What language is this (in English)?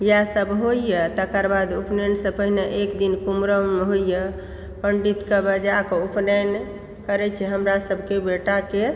Maithili